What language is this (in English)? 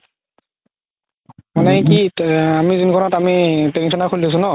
Assamese